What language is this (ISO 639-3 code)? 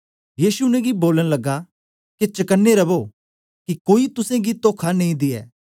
doi